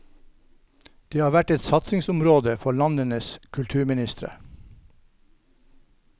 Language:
Norwegian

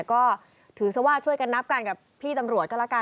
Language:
Thai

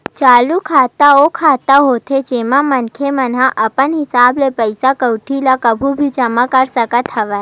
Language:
Chhattisgarhi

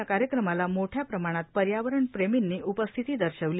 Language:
Marathi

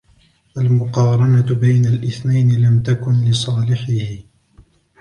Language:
Arabic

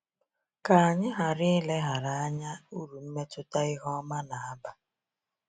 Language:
Igbo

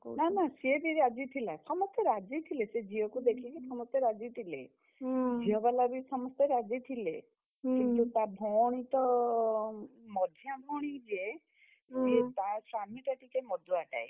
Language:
Odia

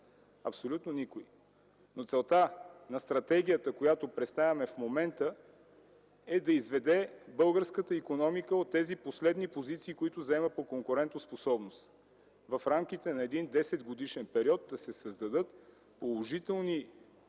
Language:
Bulgarian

